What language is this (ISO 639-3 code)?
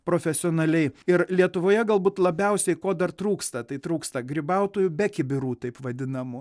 lit